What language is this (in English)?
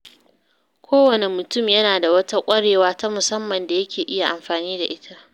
Hausa